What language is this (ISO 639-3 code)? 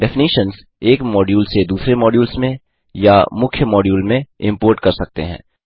hin